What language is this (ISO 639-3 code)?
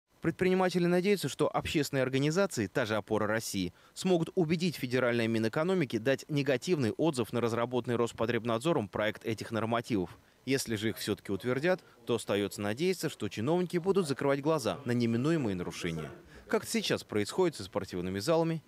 rus